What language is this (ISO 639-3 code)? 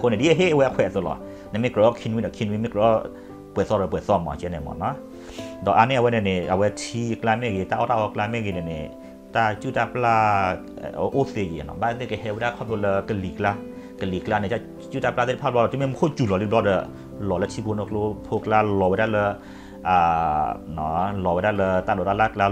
tha